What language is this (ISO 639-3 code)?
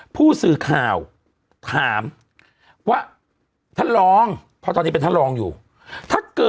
tha